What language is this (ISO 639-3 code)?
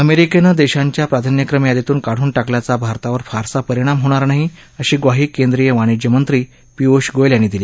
mar